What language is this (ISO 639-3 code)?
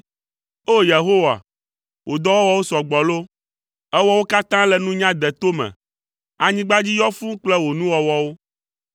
ewe